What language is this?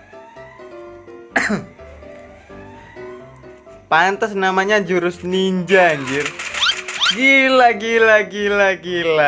Indonesian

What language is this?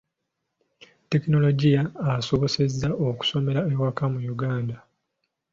Ganda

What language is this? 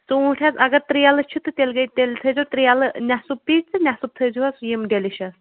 Kashmiri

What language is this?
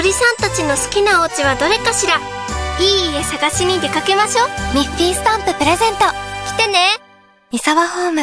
Japanese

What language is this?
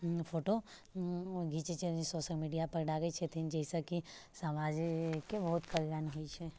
Maithili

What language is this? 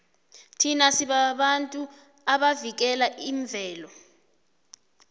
South Ndebele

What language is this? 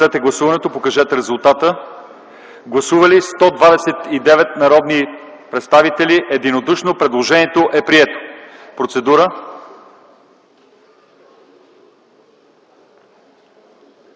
Bulgarian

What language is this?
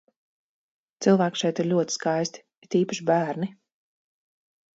Latvian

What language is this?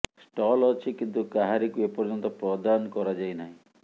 Odia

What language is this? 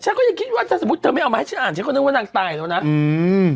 Thai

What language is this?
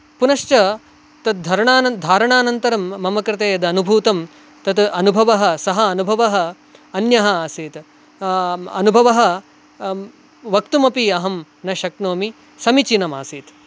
Sanskrit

